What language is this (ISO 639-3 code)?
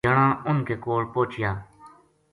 gju